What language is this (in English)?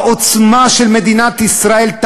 Hebrew